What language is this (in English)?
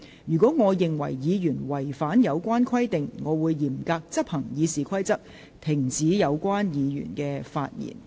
Cantonese